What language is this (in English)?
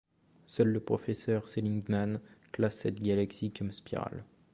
French